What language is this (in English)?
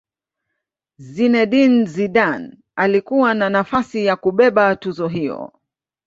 Swahili